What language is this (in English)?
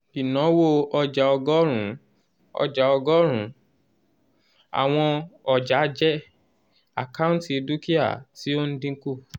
Yoruba